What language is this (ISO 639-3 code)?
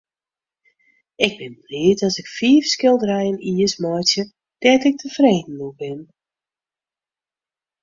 fry